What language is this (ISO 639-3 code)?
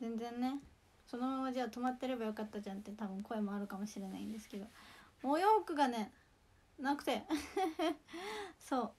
jpn